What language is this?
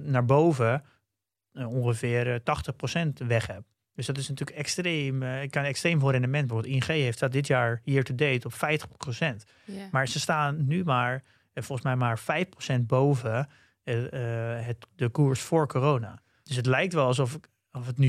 Dutch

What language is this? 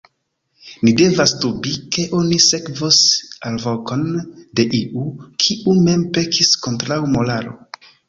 Esperanto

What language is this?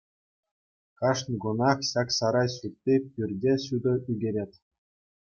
Chuvash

